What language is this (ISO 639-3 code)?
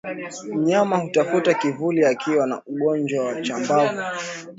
swa